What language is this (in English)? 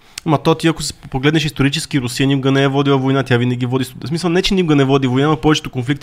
Bulgarian